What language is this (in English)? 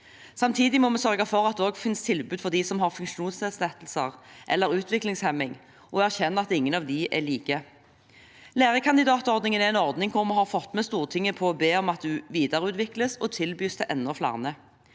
Norwegian